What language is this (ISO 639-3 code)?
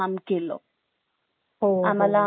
mar